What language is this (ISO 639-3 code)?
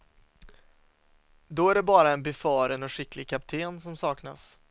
swe